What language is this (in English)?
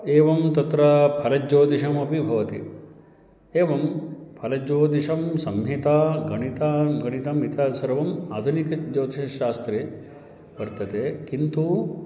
Sanskrit